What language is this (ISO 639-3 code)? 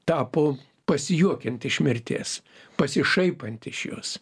lit